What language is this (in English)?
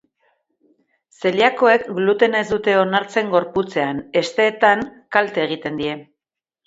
Basque